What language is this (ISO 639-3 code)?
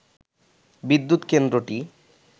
ben